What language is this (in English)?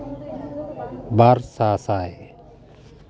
Santali